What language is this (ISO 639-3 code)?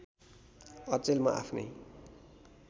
nep